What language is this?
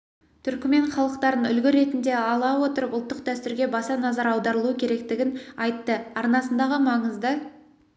Kazakh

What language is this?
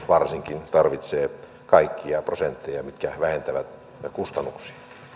Finnish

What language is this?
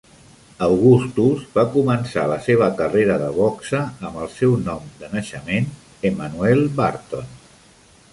Catalan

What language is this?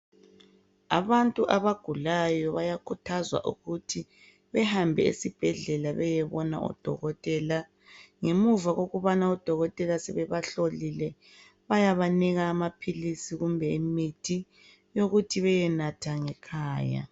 North Ndebele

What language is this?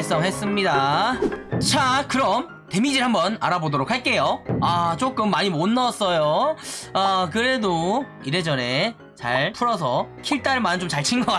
Korean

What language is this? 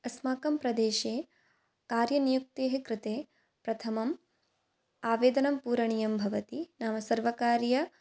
Sanskrit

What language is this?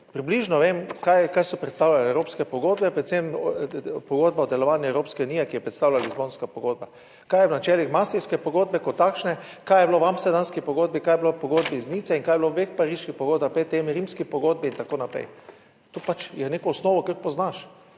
Slovenian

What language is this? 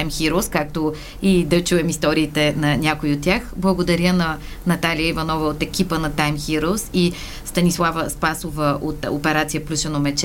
Bulgarian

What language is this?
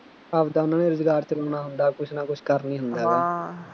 Punjabi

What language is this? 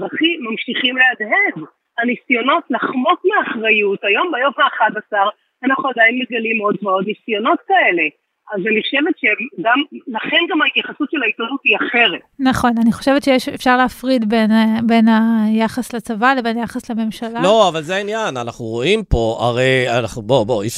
Hebrew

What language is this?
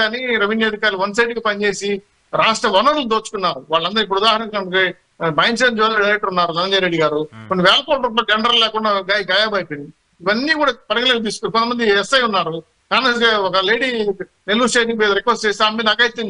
Telugu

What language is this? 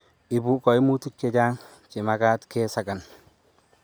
Kalenjin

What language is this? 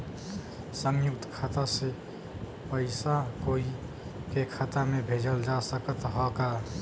Bhojpuri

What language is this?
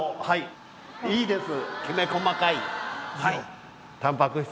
Japanese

